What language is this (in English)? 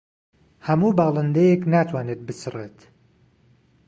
Central Kurdish